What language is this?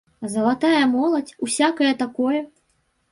Belarusian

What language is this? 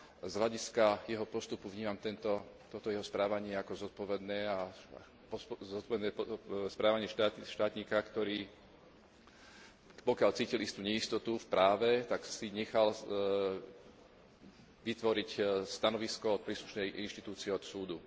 Slovak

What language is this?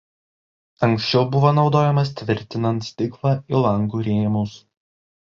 Lithuanian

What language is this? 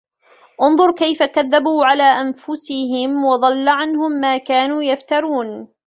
Arabic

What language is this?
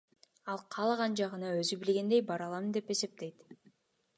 Kyrgyz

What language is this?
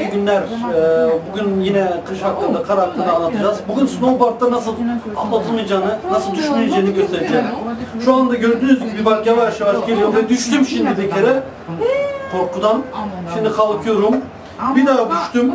Turkish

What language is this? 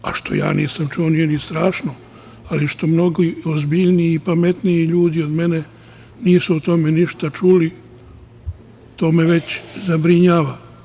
Serbian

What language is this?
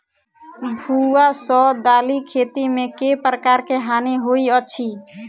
Maithili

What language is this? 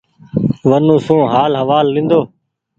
Goaria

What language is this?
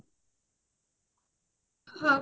Odia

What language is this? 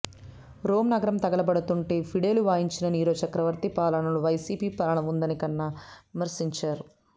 Telugu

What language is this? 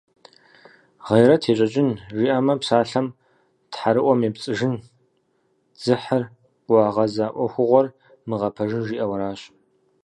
Kabardian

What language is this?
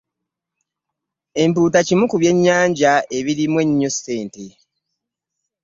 Ganda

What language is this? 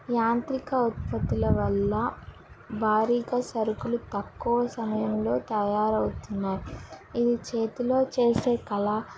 Telugu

